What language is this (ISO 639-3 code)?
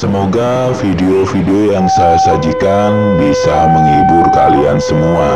ind